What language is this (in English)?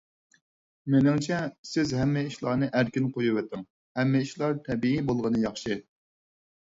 Uyghur